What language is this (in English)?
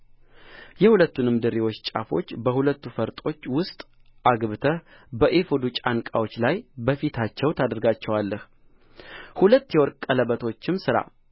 Amharic